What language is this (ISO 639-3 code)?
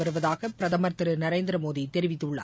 tam